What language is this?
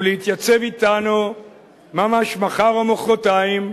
Hebrew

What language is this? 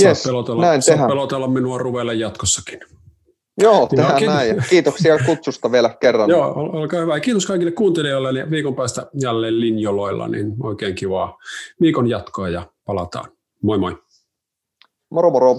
Finnish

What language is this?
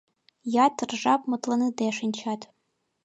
Mari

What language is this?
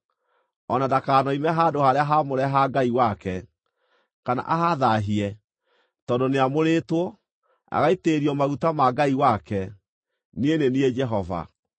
Kikuyu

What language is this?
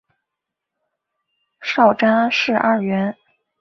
Chinese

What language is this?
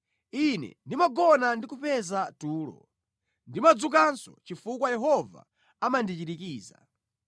Nyanja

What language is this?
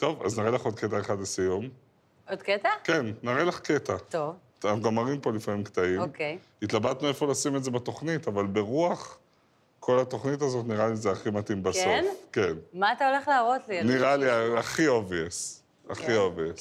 Hebrew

